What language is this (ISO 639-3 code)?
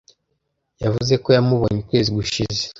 kin